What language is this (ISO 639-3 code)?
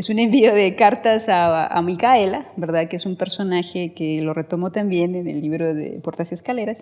spa